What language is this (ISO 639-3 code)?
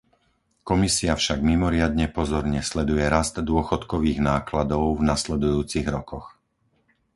slk